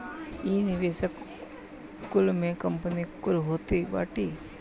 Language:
Bhojpuri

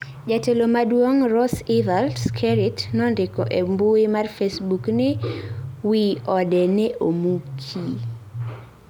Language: Luo (Kenya and Tanzania)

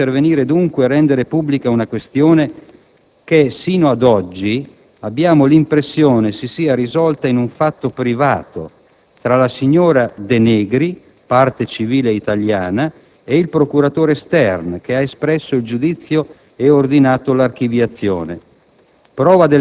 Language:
Italian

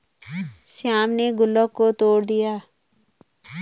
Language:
Hindi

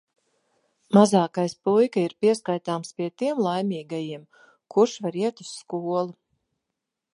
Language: Latvian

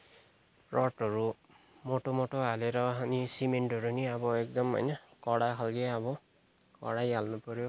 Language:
Nepali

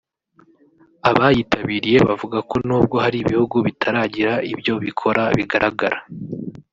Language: Kinyarwanda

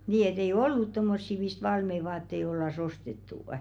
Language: Finnish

